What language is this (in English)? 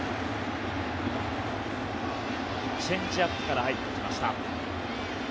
Japanese